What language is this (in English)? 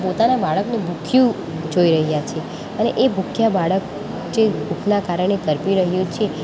Gujarati